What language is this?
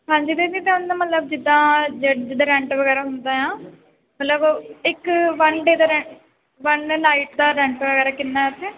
Punjabi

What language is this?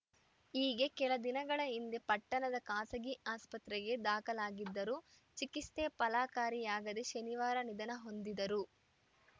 Kannada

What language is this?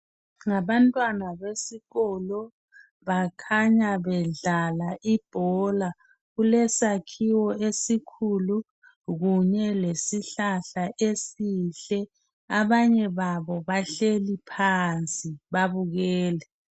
North Ndebele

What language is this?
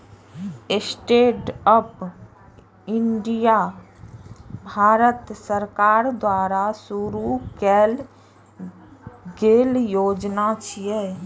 Maithili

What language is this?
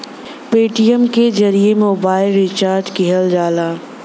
Bhojpuri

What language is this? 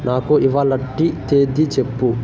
Telugu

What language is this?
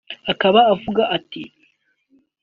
Kinyarwanda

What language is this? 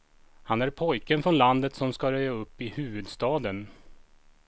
Swedish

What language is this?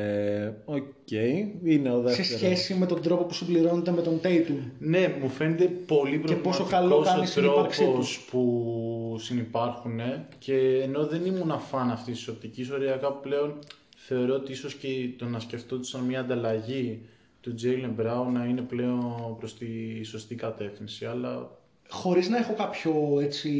Greek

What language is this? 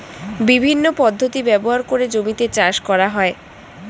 Bangla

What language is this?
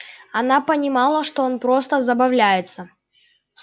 Russian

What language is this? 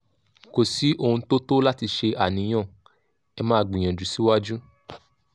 Yoruba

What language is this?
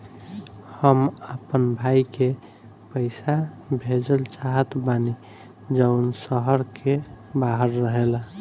Bhojpuri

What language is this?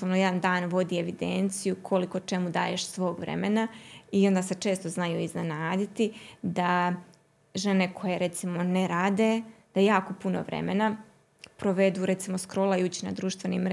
Croatian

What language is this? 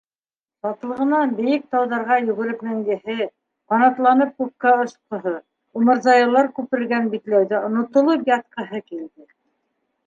Bashkir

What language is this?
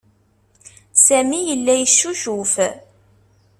Kabyle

